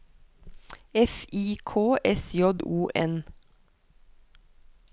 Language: Norwegian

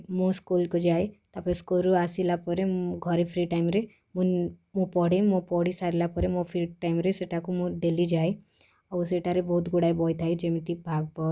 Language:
Odia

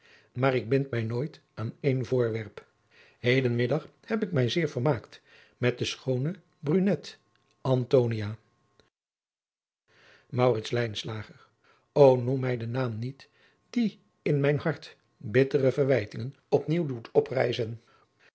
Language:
Dutch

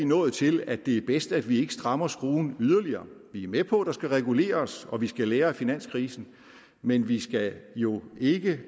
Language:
Danish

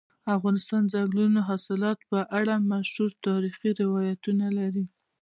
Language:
Pashto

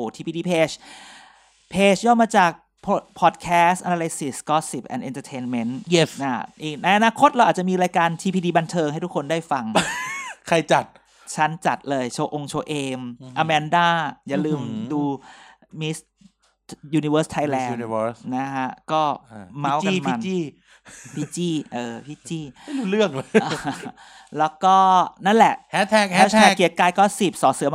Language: Thai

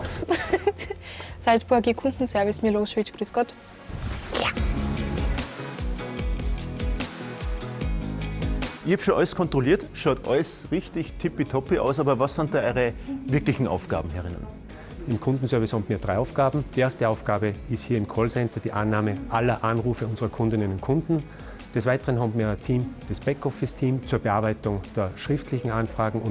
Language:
German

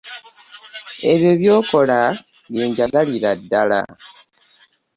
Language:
Ganda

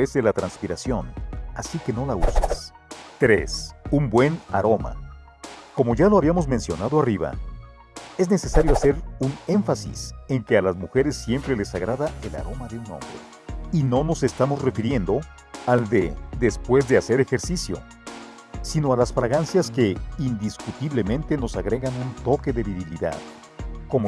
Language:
Spanish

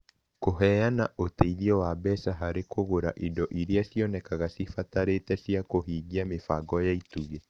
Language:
Kikuyu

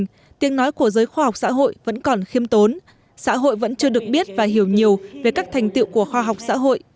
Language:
Vietnamese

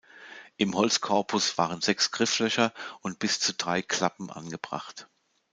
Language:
German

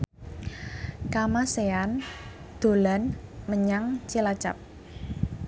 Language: Javanese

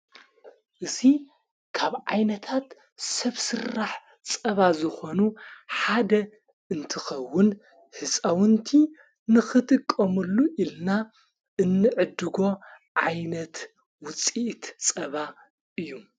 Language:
Tigrinya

